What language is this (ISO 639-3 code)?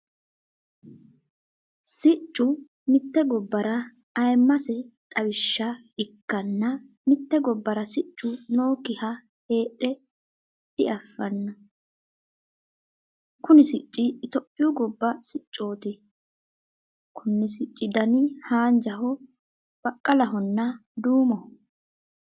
sid